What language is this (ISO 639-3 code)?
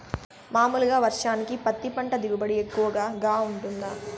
tel